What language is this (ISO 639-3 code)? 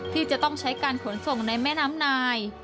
tha